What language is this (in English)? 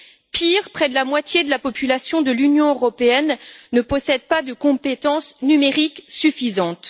French